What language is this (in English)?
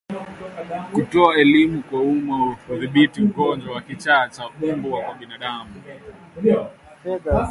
Swahili